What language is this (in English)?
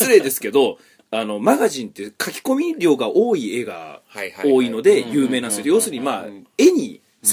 Japanese